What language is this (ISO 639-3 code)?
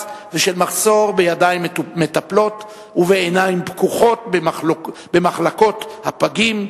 heb